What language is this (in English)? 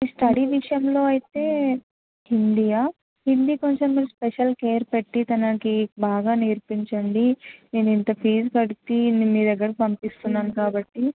Telugu